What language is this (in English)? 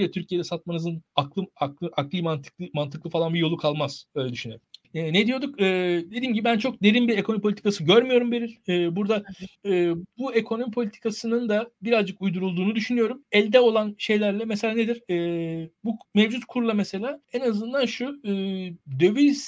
Turkish